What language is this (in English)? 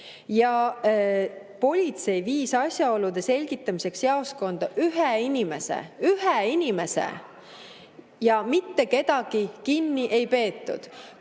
Estonian